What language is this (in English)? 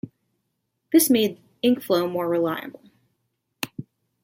English